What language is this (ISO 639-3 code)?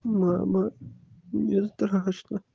rus